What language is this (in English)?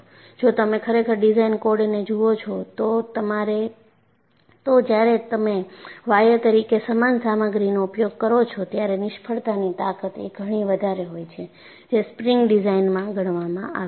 Gujarati